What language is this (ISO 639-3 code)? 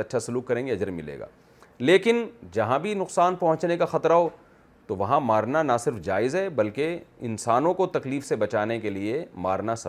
urd